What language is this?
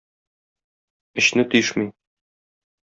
Tatar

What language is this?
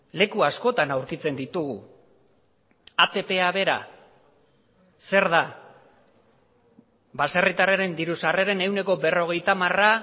Basque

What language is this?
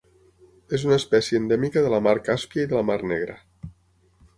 Catalan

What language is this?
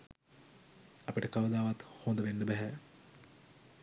Sinhala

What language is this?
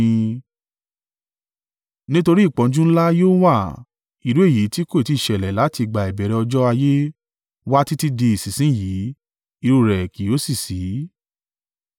Yoruba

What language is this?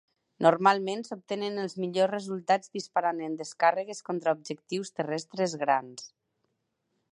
Catalan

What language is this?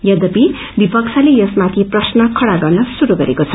Nepali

